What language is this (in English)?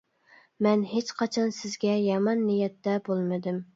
Uyghur